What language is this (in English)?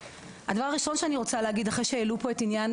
Hebrew